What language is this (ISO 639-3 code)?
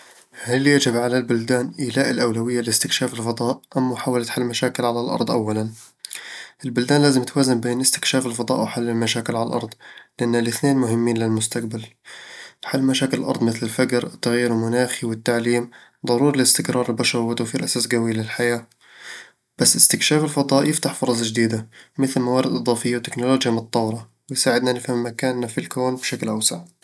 avl